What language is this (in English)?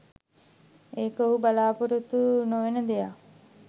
Sinhala